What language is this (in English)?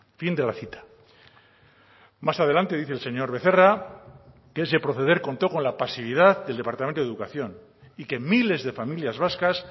Spanish